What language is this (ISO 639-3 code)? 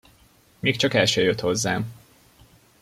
hun